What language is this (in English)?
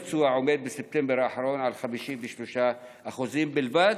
Hebrew